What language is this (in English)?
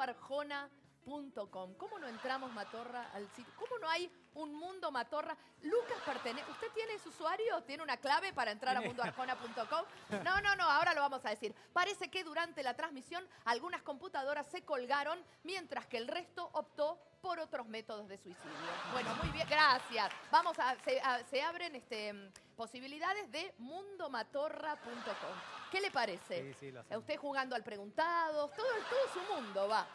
Spanish